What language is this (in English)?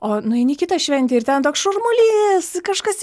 Lithuanian